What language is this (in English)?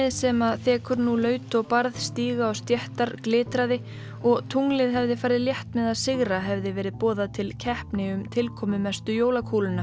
Icelandic